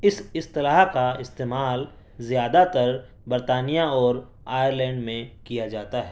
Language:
Urdu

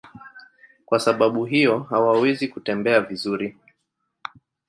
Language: Swahili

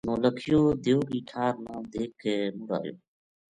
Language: Gujari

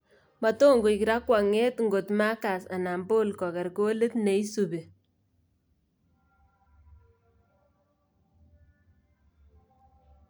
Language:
Kalenjin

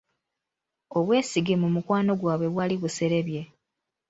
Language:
Ganda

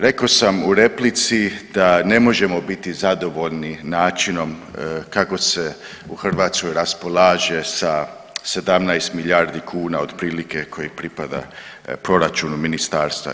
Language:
Croatian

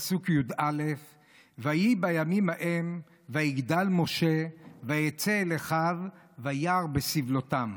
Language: Hebrew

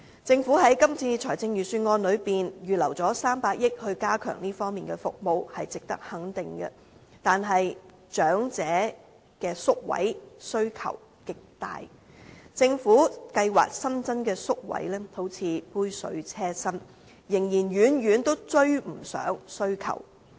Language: Cantonese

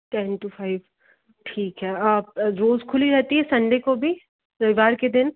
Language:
Hindi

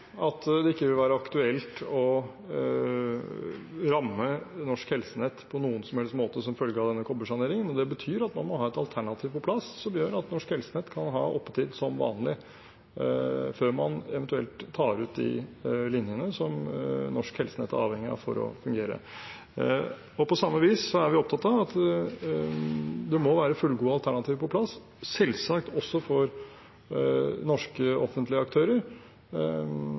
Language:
Norwegian Bokmål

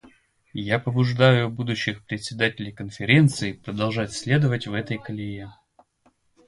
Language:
Russian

